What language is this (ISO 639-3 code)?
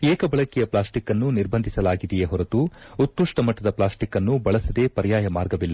kan